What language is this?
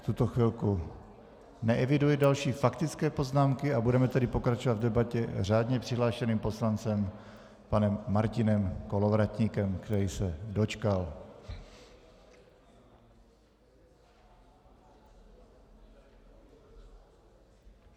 Czech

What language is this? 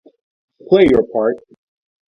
English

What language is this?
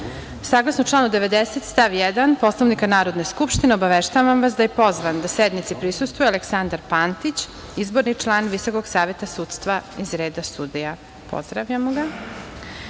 Serbian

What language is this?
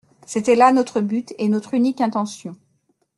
French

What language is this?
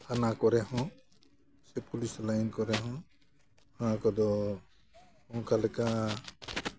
Santali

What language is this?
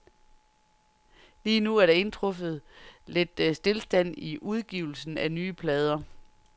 Danish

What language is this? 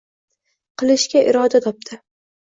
Uzbek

